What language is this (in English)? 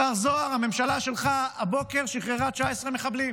Hebrew